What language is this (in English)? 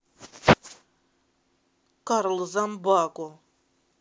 Russian